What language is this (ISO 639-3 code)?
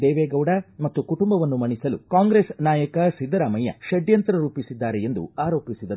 kan